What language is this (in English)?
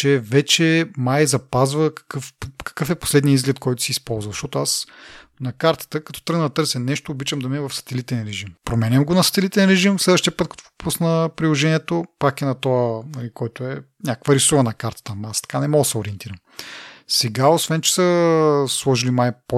Bulgarian